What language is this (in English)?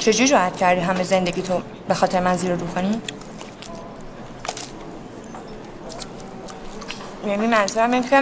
Persian